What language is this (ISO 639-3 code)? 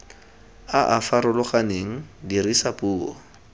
tsn